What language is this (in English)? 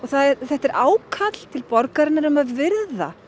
Icelandic